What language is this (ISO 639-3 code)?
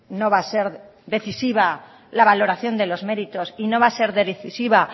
spa